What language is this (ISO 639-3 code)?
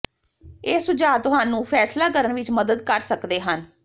pan